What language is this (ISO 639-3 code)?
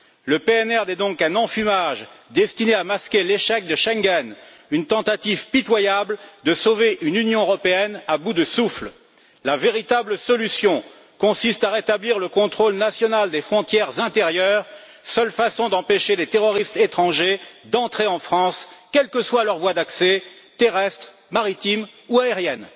fra